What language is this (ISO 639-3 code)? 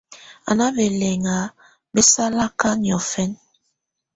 tvu